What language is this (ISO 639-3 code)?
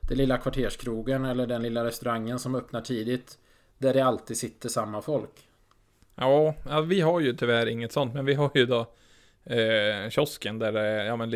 swe